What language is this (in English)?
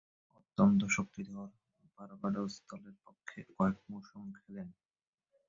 Bangla